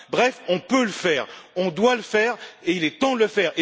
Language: French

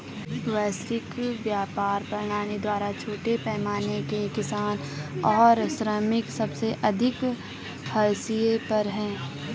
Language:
Hindi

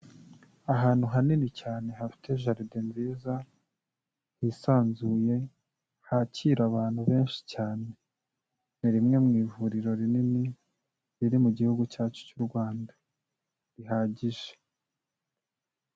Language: Kinyarwanda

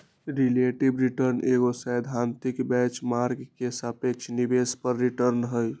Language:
Magahi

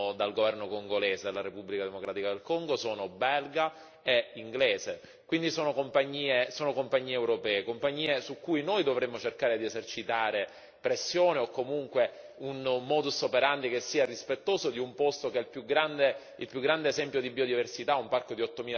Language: Italian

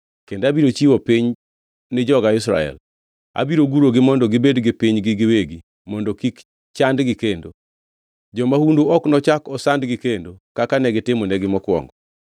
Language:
Luo (Kenya and Tanzania)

